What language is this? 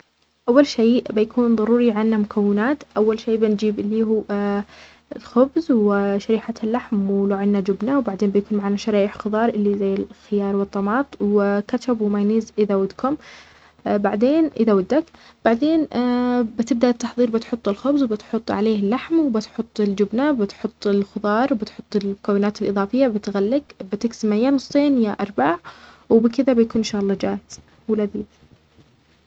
Omani Arabic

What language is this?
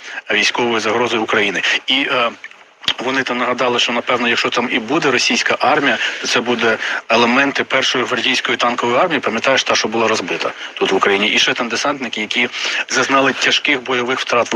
Ukrainian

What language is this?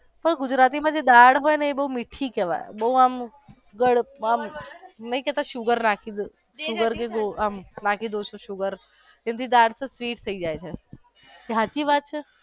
Gujarati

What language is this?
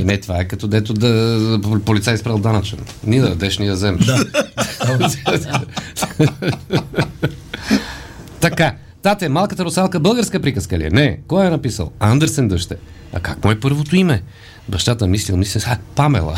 Bulgarian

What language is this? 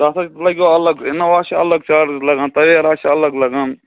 Kashmiri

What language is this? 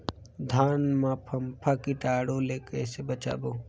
Chhattisgarhi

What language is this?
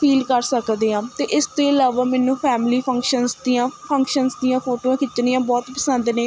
Punjabi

